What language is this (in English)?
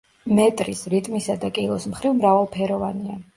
Georgian